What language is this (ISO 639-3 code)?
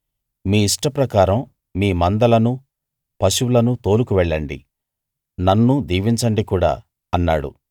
tel